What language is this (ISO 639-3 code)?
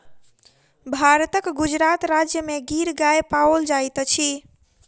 mai